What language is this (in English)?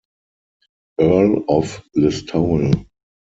German